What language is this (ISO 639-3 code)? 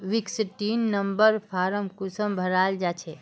mag